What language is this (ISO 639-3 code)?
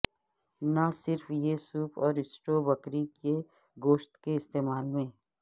urd